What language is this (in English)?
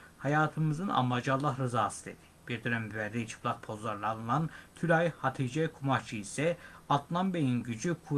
Turkish